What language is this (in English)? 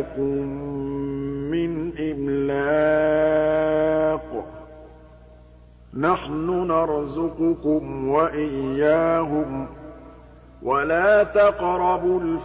Arabic